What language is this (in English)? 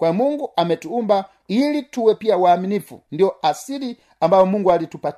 Swahili